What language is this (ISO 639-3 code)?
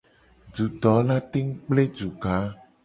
gej